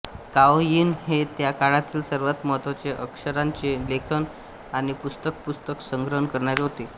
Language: Marathi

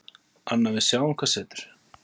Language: Icelandic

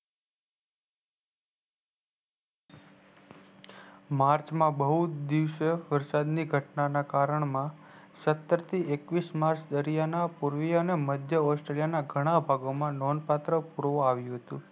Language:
Gujarati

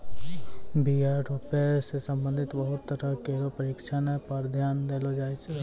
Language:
Maithili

